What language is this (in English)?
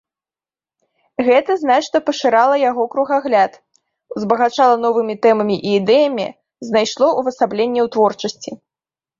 Belarusian